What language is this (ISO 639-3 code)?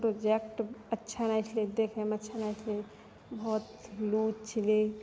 mai